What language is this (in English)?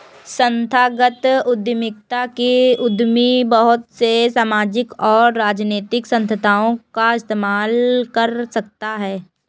Hindi